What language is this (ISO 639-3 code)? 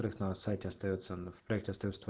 rus